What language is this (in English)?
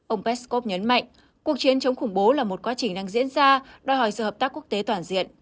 Vietnamese